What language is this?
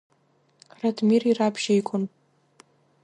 Abkhazian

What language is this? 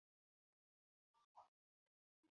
Chinese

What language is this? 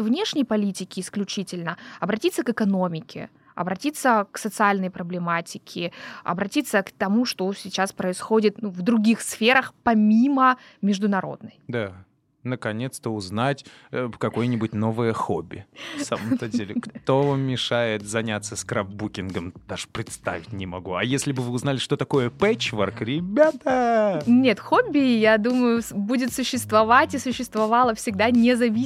Russian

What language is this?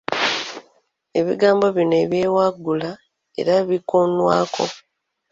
Ganda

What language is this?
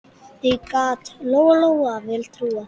Icelandic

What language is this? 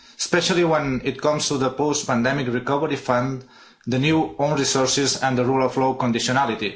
English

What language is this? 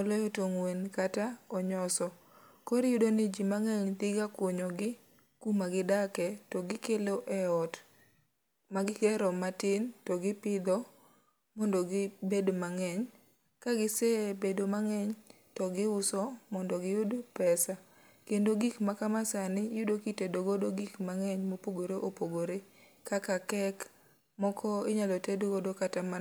Luo (Kenya and Tanzania)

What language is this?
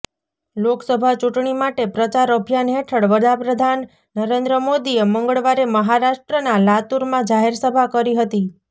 Gujarati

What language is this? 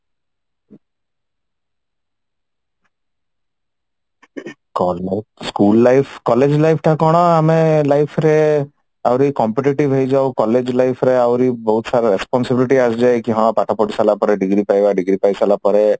Odia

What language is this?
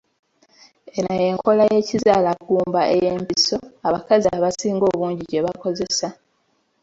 Ganda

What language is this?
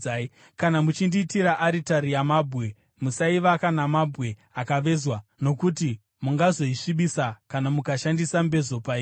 Shona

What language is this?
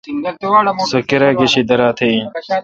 Kalkoti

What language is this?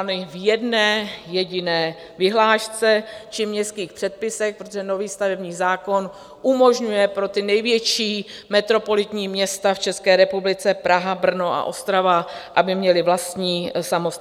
Czech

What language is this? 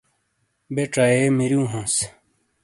Shina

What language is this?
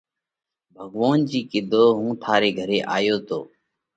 Parkari Koli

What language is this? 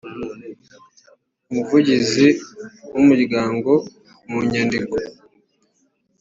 Kinyarwanda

